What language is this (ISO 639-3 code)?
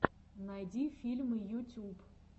rus